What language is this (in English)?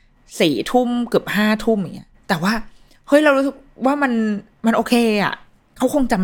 Thai